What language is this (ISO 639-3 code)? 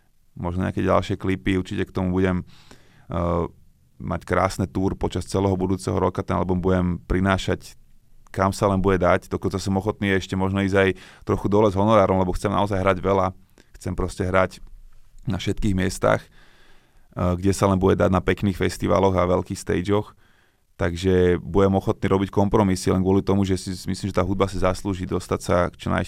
slk